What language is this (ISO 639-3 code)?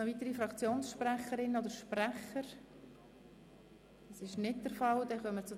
gsw